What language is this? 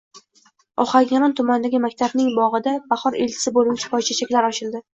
Uzbek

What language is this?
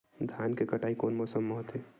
Chhattisgarhi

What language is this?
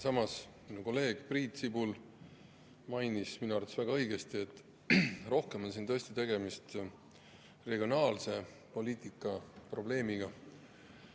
Estonian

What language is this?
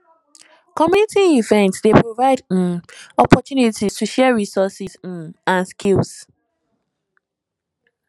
Nigerian Pidgin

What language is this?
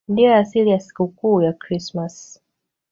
Swahili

